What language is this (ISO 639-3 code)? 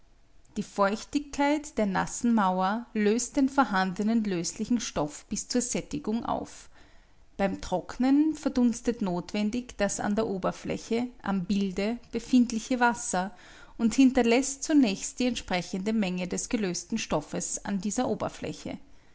deu